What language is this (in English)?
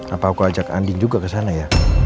Indonesian